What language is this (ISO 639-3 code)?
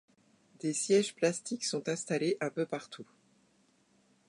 fra